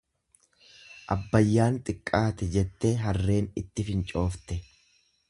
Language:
Oromo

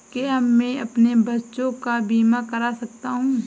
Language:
Hindi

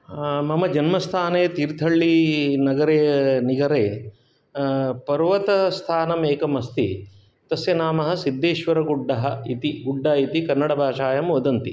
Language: Sanskrit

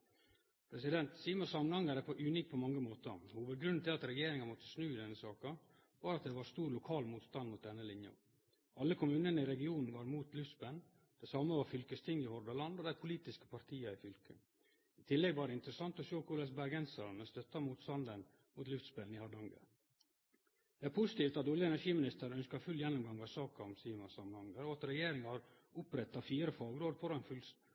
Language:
Norwegian Nynorsk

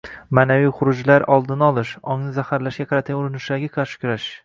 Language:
Uzbek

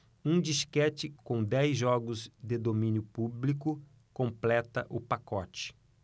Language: Portuguese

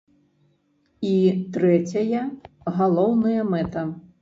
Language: Belarusian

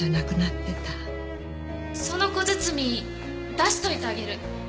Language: Japanese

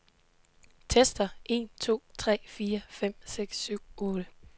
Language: Danish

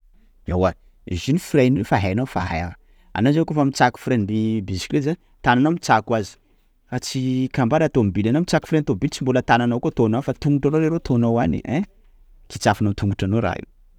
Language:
Sakalava Malagasy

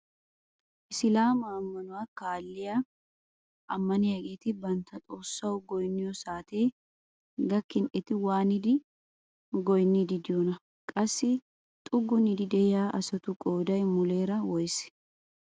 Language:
Wolaytta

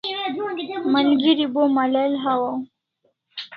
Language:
Kalasha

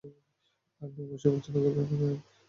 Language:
Bangla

